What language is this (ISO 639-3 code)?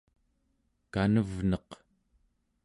esu